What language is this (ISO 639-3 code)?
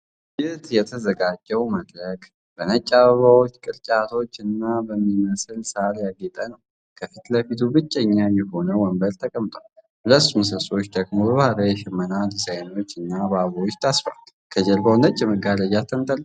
amh